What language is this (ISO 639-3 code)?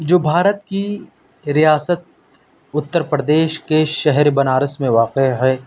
urd